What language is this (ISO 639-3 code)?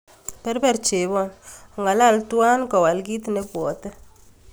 kln